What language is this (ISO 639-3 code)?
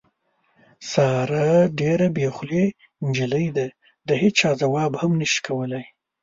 pus